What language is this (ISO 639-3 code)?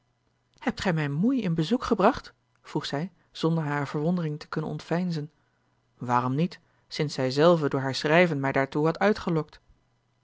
nld